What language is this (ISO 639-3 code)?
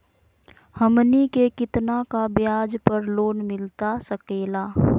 mag